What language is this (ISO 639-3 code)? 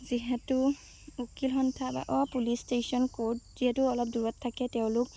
asm